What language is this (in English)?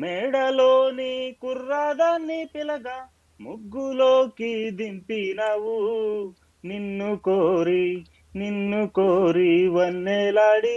Telugu